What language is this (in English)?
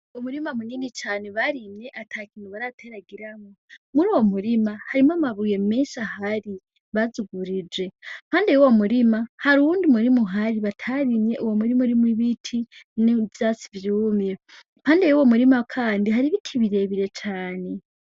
Rundi